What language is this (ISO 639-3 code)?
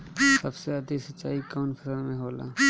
bho